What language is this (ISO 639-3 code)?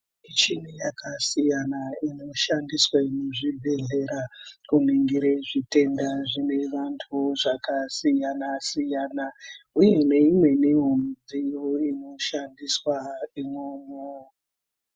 ndc